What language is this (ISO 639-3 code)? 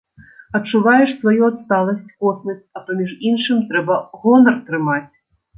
bel